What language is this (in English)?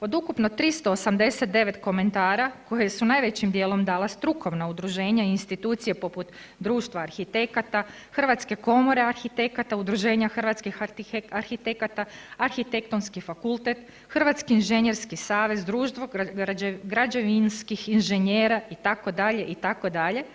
Croatian